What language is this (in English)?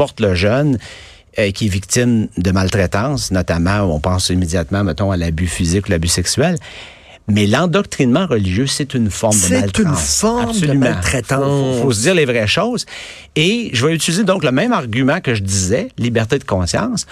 French